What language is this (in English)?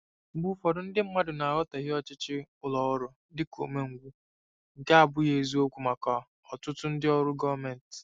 Igbo